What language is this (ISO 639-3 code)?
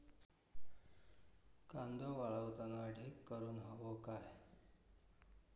mar